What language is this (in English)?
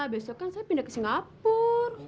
Indonesian